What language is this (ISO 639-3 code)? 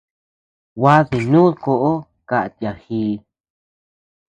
cux